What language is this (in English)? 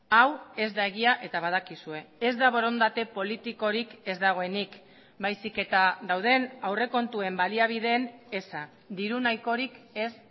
Basque